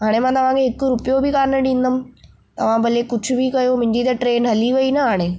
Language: Sindhi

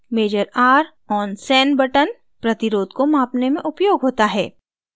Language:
Hindi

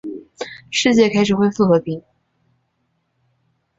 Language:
Chinese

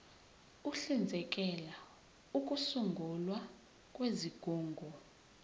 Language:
Zulu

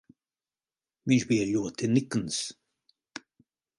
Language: Latvian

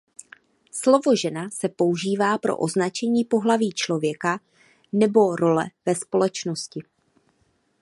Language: Czech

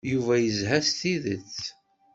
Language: Kabyle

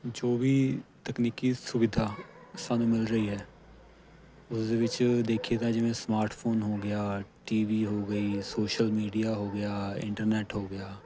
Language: Punjabi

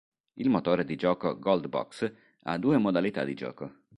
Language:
Italian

